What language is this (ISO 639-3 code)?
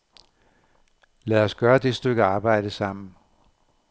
dan